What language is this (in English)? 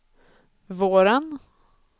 Swedish